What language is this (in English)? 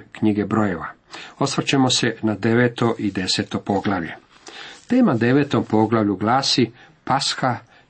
Croatian